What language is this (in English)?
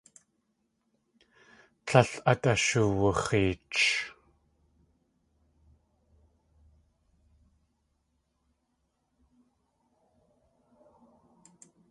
Tlingit